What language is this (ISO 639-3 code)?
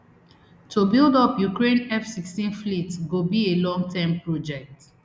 pcm